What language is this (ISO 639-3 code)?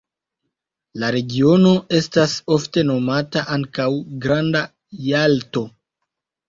epo